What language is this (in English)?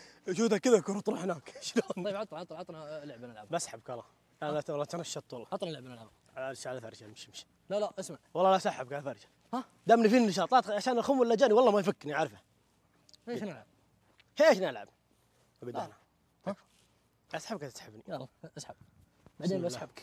Arabic